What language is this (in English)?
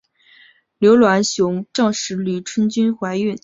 Chinese